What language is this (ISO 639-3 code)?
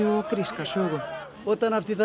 isl